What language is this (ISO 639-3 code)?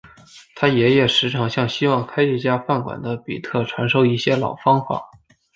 zho